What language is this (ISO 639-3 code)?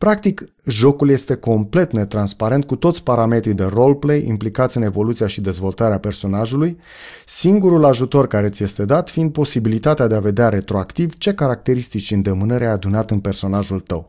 ron